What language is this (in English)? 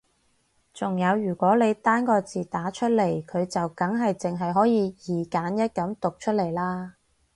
Cantonese